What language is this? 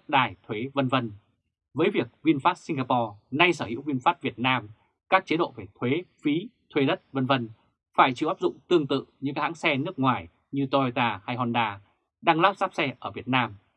Vietnamese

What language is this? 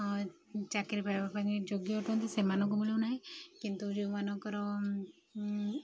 Odia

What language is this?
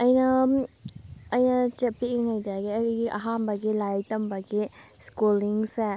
Manipuri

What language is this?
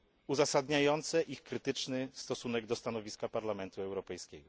Polish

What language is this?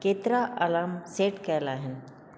Sindhi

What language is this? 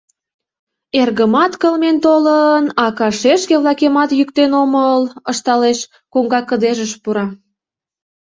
Mari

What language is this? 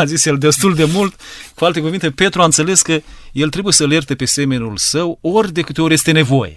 Romanian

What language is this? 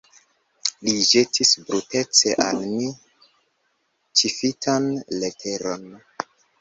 Esperanto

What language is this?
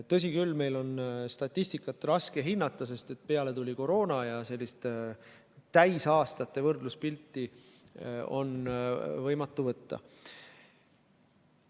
Estonian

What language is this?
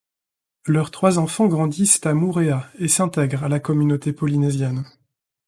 French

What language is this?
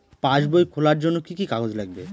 Bangla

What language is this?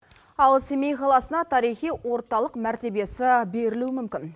Kazakh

